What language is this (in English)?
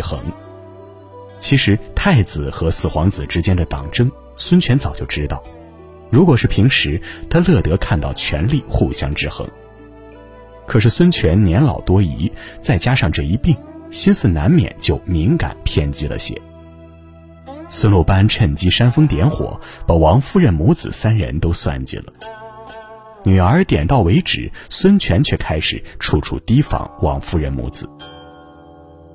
Chinese